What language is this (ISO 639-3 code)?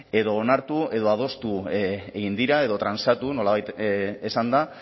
eus